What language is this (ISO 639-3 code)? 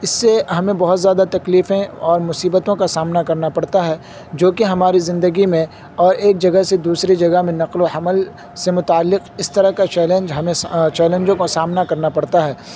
urd